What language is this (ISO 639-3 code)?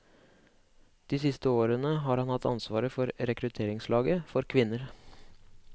nor